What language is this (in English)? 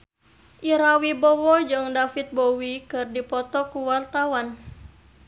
Sundanese